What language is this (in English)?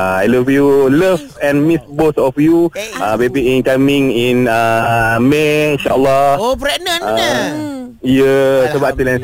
Malay